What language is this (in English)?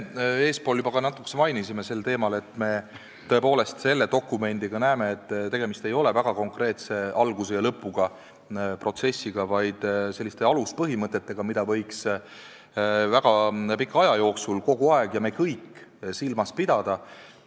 Estonian